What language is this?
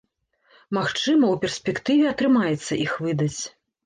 Belarusian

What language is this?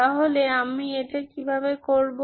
Bangla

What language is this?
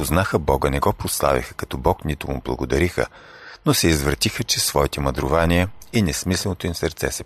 Bulgarian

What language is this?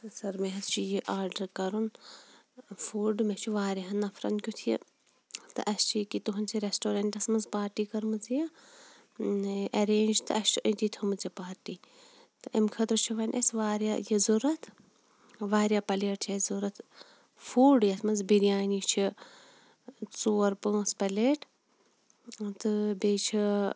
Kashmiri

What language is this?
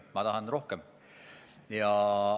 Estonian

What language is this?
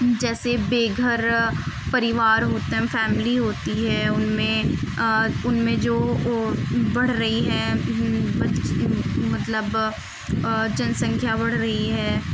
Urdu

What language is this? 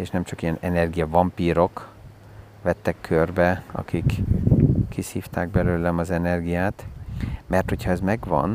Hungarian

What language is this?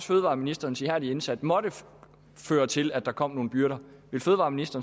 Danish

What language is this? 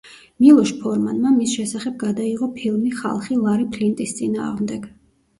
Georgian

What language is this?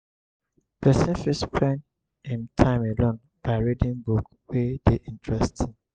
Nigerian Pidgin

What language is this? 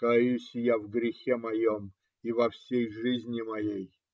Russian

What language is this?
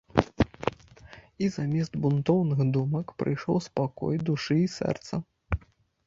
Belarusian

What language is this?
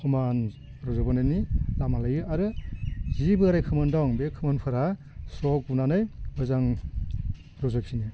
Bodo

